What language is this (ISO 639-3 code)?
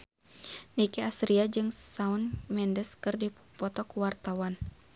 sun